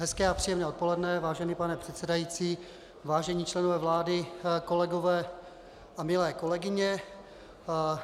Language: Czech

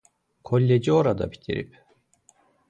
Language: Azerbaijani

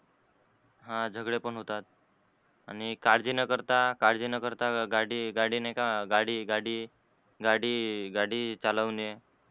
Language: Marathi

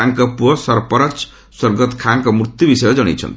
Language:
Odia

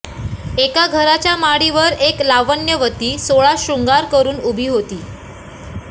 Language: Marathi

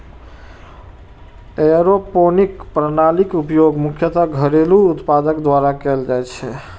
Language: Maithili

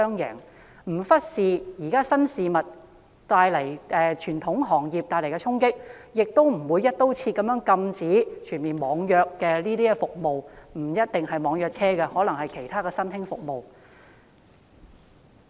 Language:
Cantonese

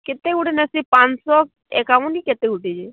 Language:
Odia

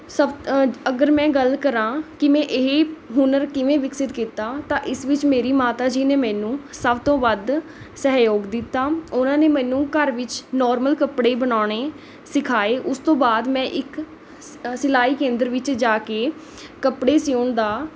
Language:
Punjabi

